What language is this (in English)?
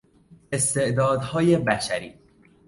Persian